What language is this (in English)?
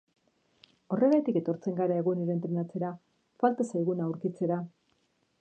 Basque